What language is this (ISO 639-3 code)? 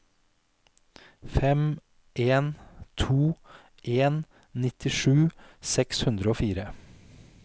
nor